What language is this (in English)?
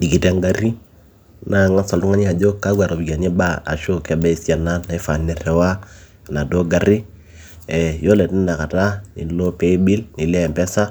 Masai